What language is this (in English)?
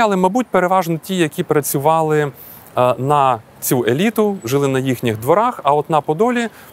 Ukrainian